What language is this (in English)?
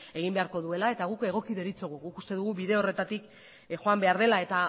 Basque